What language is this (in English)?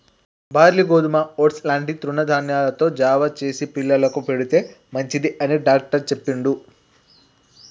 Telugu